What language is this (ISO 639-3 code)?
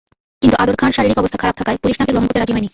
ben